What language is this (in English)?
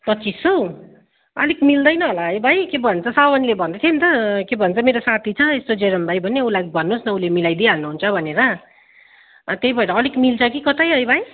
Nepali